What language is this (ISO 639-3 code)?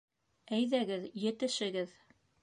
bak